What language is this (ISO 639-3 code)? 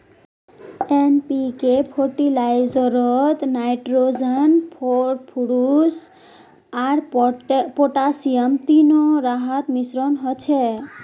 mag